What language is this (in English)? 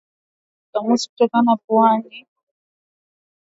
Swahili